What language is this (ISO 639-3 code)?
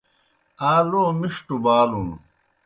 plk